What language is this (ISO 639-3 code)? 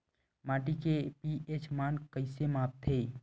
hne